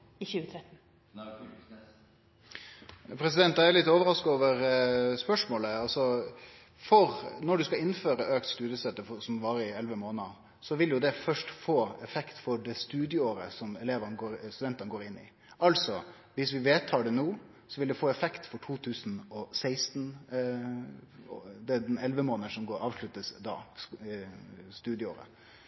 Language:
Norwegian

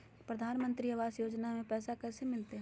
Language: Magahi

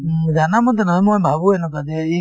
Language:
Assamese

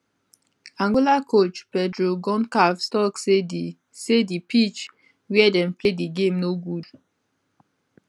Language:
Nigerian Pidgin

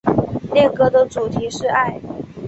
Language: Chinese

